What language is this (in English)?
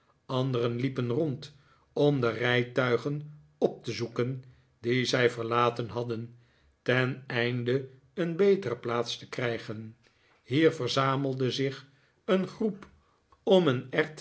Dutch